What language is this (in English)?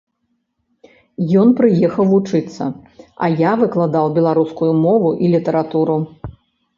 Belarusian